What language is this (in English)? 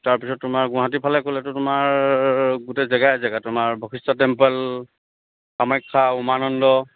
Assamese